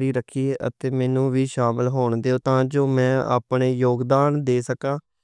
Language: Western Panjabi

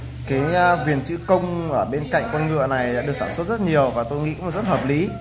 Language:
Vietnamese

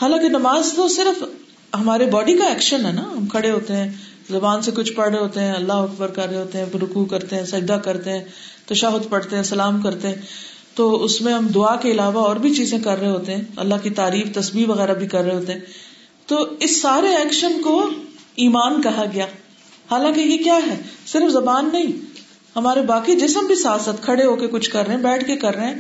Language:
Urdu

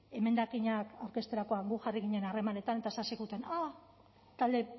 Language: Basque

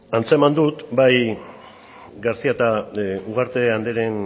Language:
Basque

